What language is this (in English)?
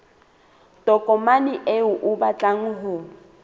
Southern Sotho